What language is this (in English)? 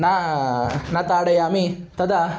Sanskrit